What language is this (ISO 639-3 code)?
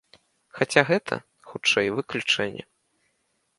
bel